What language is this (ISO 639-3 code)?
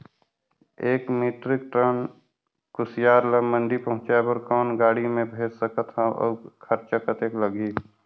hne